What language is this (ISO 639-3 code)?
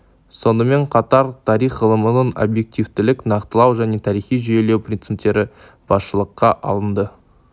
kaz